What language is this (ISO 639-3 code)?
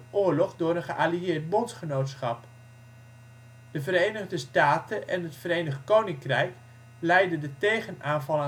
nld